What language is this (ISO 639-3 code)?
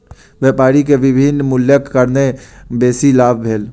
mai